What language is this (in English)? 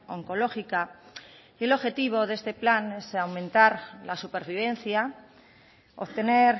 Spanish